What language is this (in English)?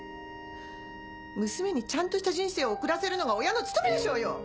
Japanese